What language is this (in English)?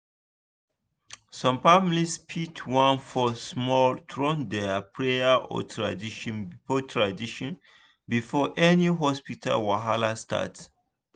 Nigerian Pidgin